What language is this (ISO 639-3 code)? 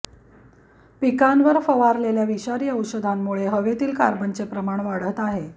mar